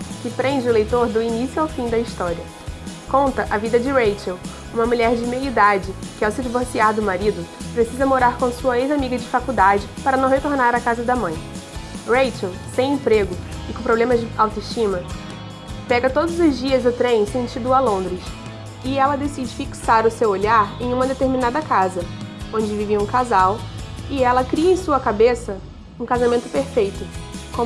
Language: Portuguese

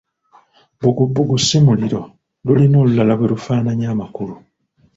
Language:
Ganda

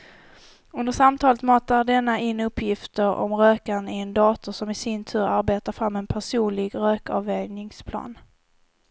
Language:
Swedish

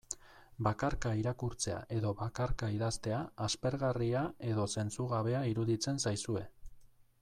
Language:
Basque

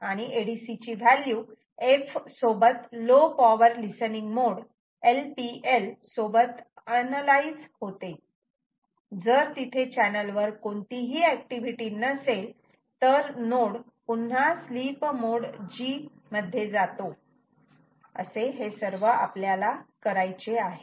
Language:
Marathi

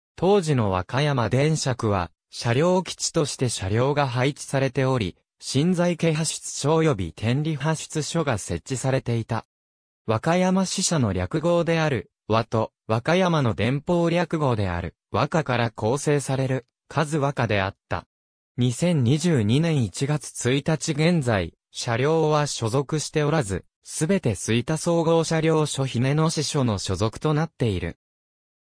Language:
Japanese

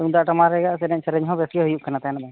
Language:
Santali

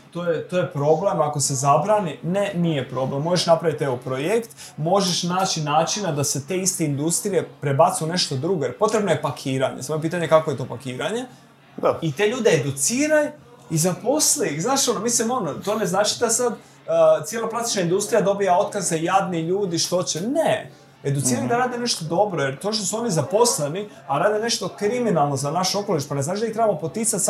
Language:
Croatian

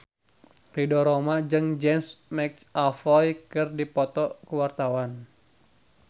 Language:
Sundanese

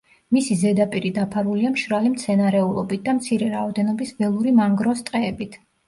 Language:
Georgian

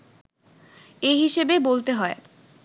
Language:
Bangla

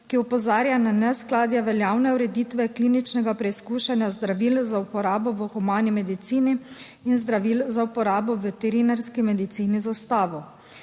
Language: Slovenian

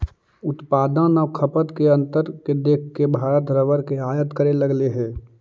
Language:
Magahi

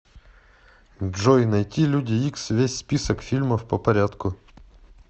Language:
Russian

